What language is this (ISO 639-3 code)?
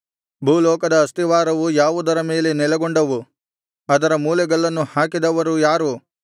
kan